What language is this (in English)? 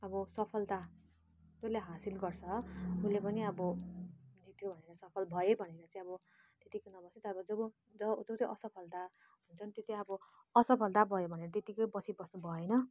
Nepali